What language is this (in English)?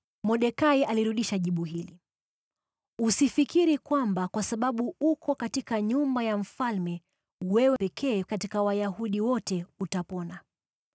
Swahili